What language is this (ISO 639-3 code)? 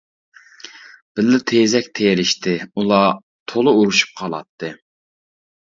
uig